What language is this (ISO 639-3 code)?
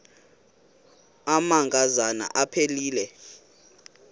xho